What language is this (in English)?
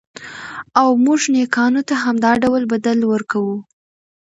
Pashto